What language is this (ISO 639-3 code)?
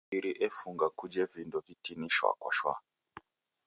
dav